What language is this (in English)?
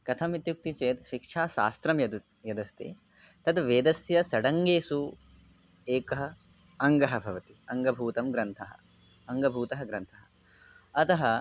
Sanskrit